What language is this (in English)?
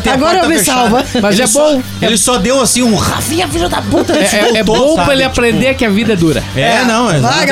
Portuguese